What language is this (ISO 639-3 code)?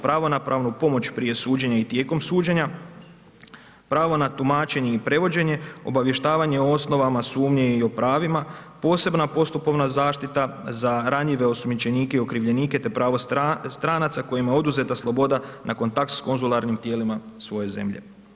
hrv